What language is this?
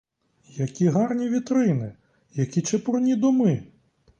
Ukrainian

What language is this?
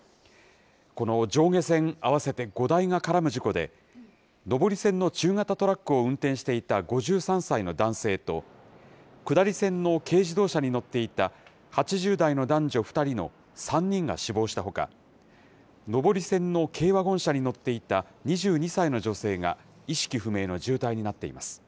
Japanese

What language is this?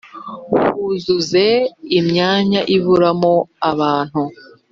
Kinyarwanda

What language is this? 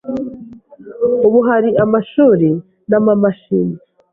Kinyarwanda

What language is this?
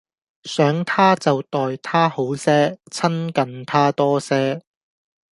Cantonese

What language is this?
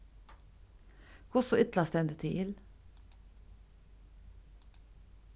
Faroese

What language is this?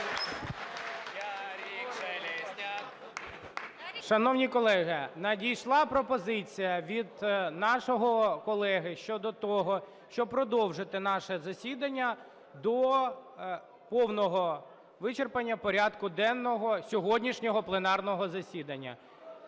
Ukrainian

